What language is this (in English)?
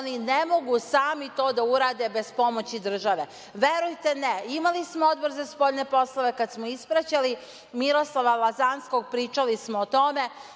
Serbian